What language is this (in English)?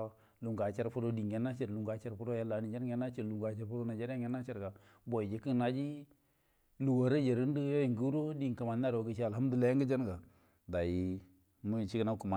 Buduma